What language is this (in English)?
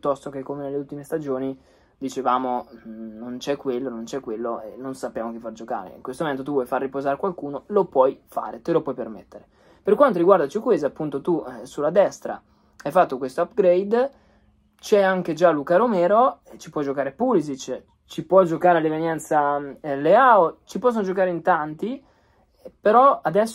Italian